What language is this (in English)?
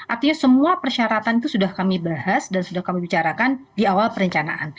Indonesian